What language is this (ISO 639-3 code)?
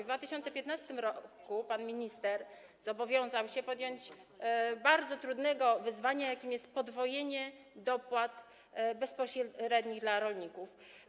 pol